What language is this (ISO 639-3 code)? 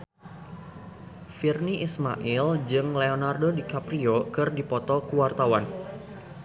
sun